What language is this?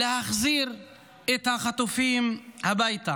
Hebrew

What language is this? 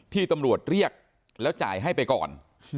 Thai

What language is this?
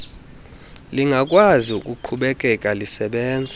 Xhosa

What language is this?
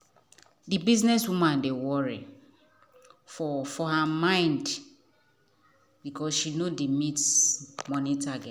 Nigerian Pidgin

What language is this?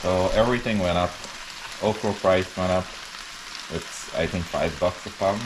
English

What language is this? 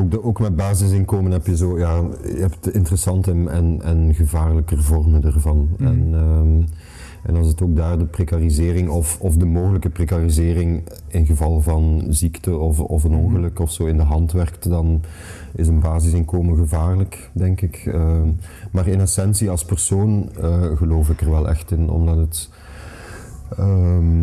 Dutch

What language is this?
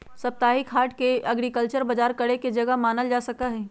Magahi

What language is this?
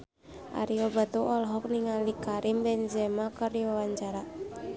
Sundanese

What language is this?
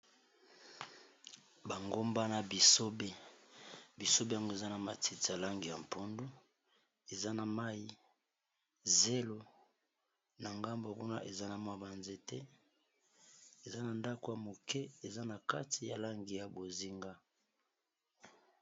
Lingala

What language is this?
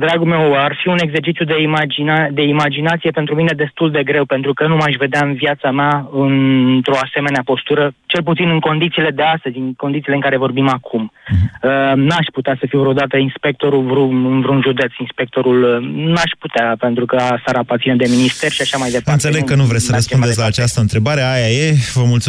Romanian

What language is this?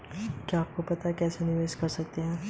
Hindi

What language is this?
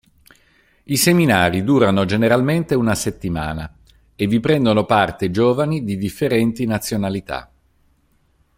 Italian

